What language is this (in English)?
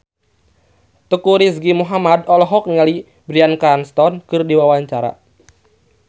Sundanese